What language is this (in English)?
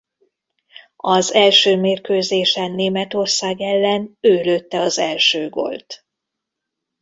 Hungarian